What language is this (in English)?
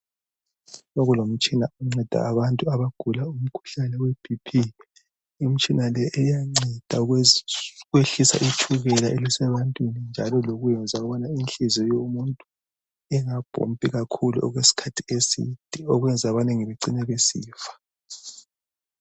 North Ndebele